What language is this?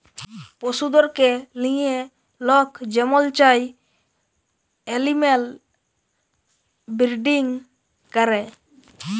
Bangla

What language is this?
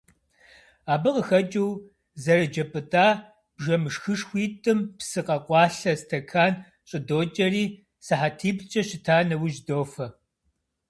Kabardian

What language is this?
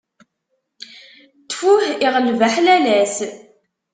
Kabyle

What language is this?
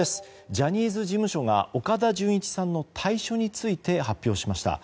Japanese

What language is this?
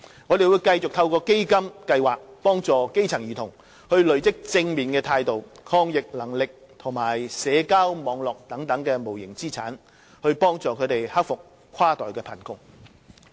Cantonese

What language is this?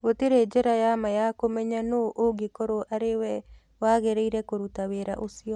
Kikuyu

